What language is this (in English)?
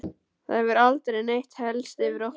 Icelandic